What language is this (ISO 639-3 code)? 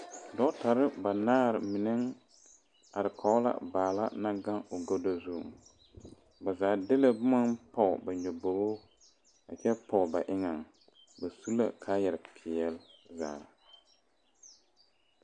dga